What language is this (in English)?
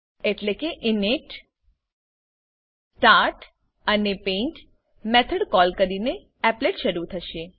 Gujarati